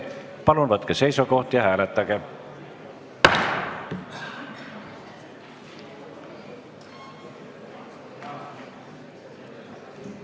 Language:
Estonian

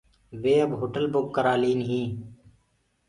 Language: Gurgula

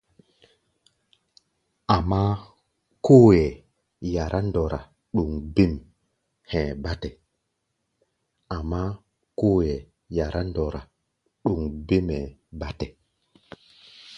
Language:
Gbaya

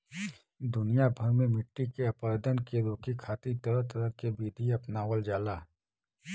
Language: Bhojpuri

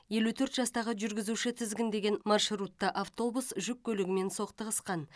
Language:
Kazakh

